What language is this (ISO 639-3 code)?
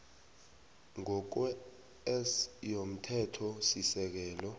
nbl